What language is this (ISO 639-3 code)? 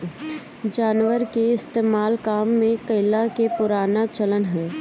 bho